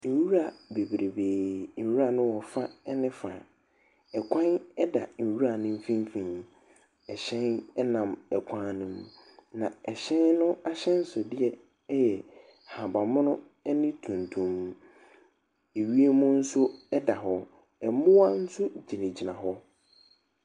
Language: Akan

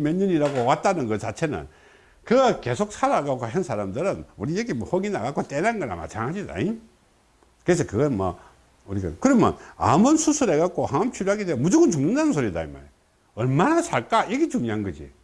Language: Korean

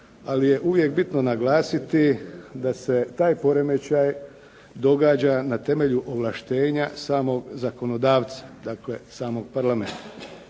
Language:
Croatian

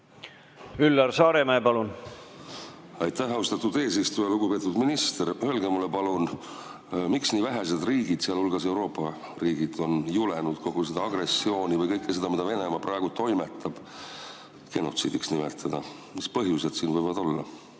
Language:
Estonian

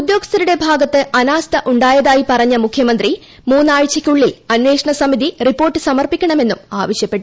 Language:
Malayalam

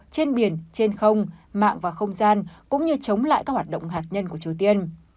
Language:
Vietnamese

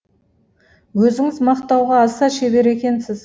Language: Kazakh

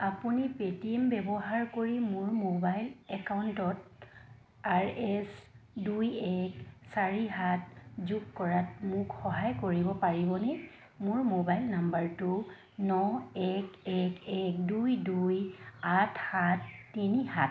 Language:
Assamese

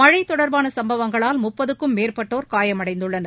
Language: Tamil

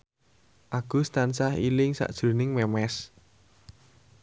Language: Javanese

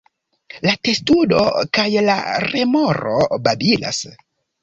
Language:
Esperanto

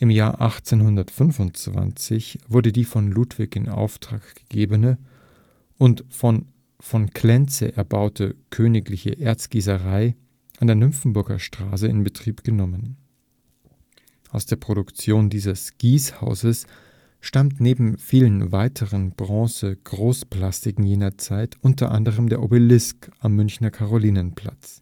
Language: German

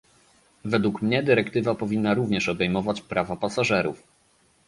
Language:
Polish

